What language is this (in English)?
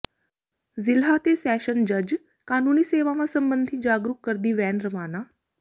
Punjabi